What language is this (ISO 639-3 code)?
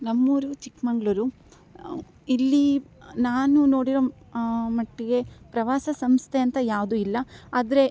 kan